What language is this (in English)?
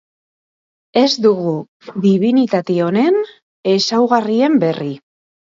Basque